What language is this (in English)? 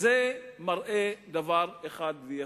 Hebrew